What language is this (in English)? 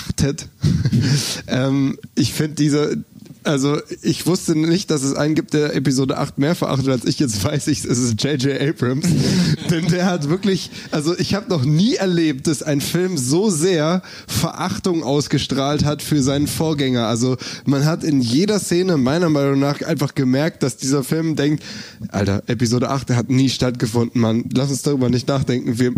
German